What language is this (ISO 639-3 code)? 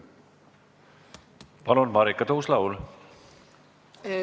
est